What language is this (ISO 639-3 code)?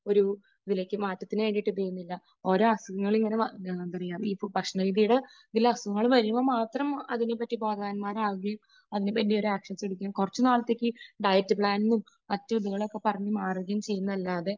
mal